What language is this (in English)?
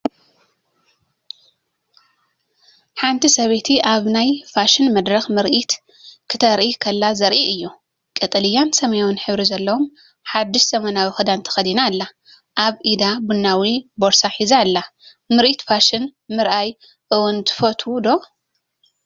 Tigrinya